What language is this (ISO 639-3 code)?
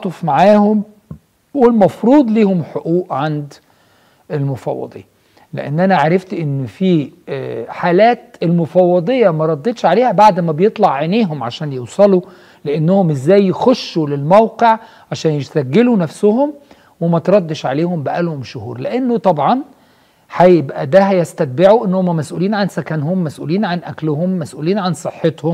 ara